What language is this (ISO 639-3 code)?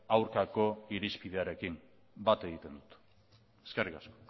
eus